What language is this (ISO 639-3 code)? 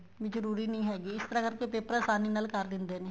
pan